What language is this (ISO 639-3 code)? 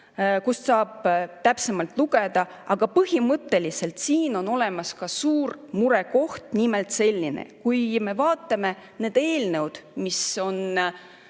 est